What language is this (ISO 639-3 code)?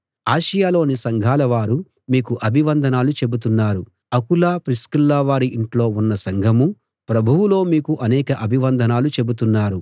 tel